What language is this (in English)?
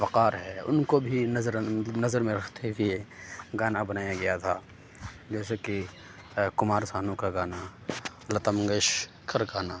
Urdu